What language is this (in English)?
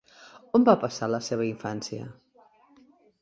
Catalan